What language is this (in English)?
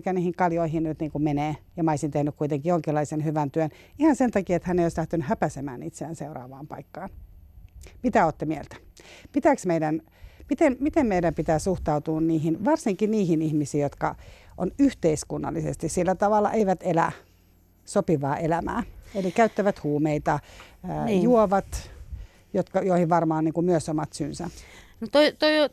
Finnish